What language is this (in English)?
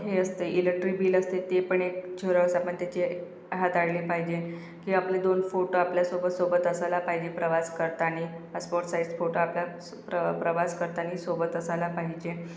Marathi